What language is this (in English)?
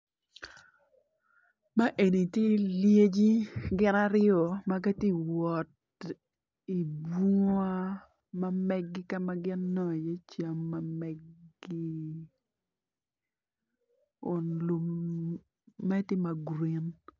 Acoli